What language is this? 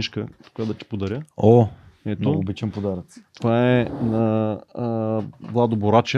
Bulgarian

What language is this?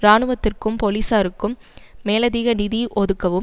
Tamil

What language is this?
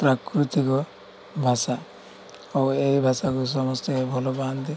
Odia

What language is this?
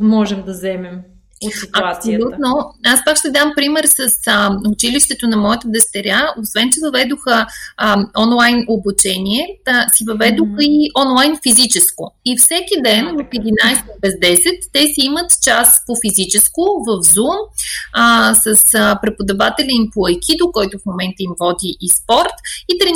Bulgarian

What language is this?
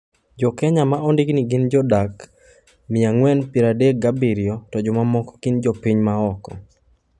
Luo (Kenya and Tanzania)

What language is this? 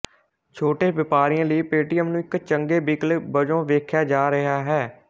Punjabi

